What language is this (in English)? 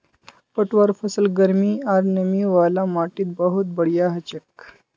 Magahi